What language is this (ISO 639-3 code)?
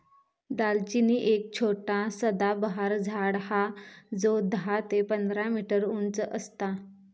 mar